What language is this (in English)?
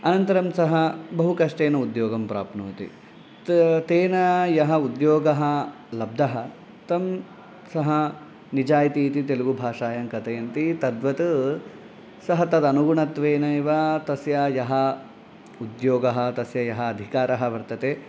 Sanskrit